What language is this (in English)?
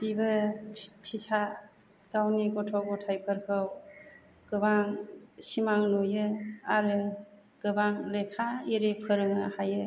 Bodo